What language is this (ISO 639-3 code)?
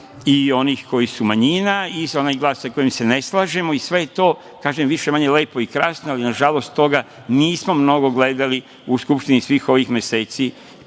srp